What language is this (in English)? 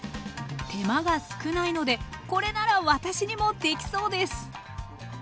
Japanese